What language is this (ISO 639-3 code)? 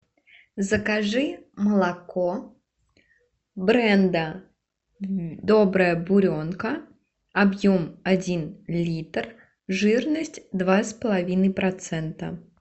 rus